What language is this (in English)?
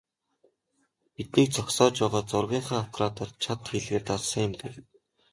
Mongolian